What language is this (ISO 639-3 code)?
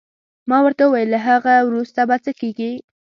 pus